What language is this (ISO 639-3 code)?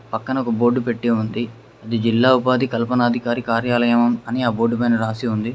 tel